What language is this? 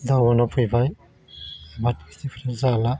Bodo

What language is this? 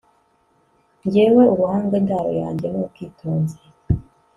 Kinyarwanda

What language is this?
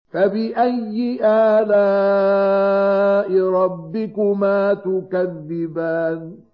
Arabic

